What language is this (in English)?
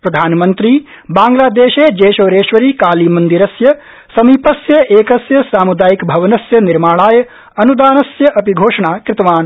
Sanskrit